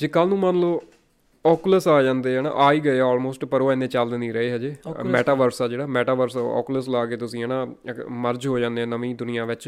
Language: Punjabi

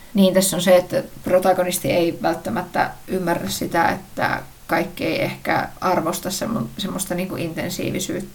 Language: Finnish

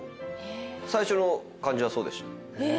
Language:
Japanese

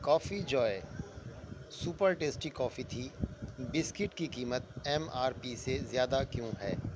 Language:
Urdu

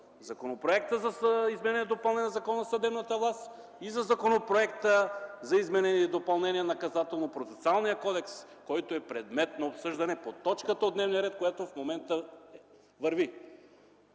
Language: Bulgarian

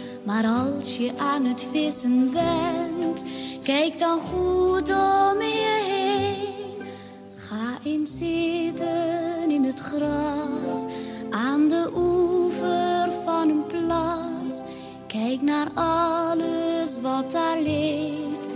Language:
Dutch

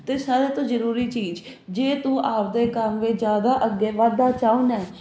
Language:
Punjabi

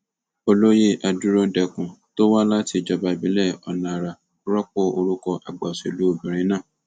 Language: Yoruba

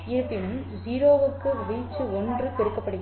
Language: Tamil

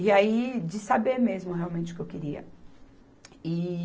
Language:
Portuguese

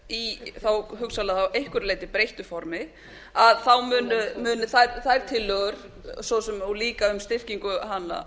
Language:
Icelandic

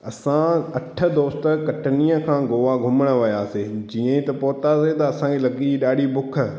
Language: Sindhi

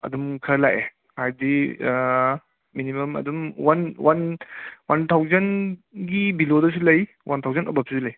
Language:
Manipuri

